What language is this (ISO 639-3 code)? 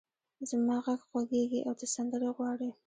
pus